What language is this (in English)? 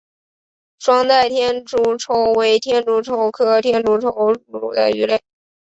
Chinese